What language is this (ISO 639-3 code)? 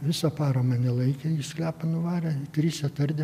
lit